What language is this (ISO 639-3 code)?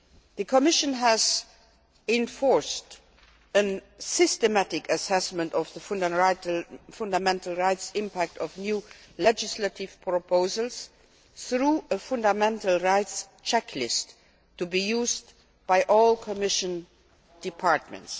eng